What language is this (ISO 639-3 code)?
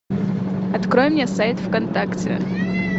rus